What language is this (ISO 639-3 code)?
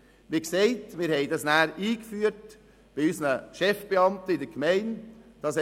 gsw